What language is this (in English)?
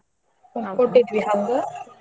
Kannada